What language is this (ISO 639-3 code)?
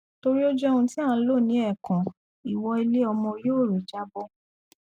yor